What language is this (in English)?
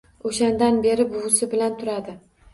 Uzbek